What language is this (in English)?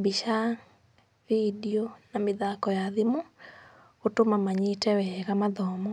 Kikuyu